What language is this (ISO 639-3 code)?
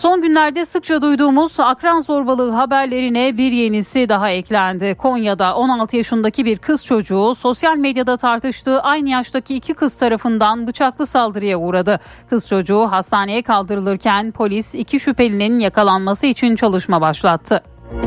tur